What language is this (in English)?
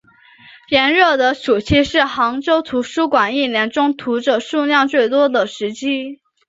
Chinese